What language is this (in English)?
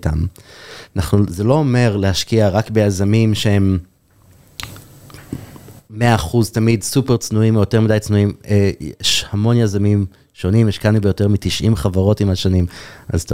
Hebrew